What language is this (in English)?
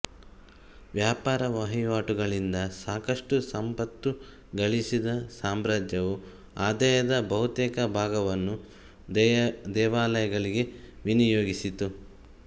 Kannada